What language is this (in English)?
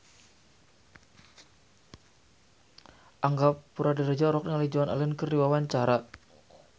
Sundanese